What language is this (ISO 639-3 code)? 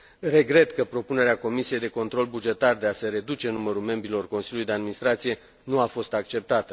ron